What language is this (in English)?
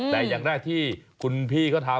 Thai